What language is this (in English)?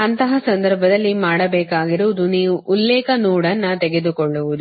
Kannada